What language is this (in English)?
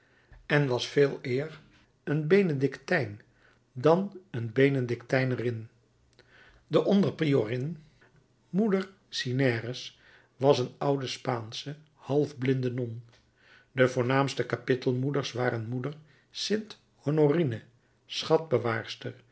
Dutch